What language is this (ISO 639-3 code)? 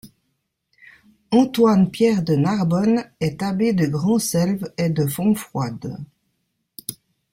fra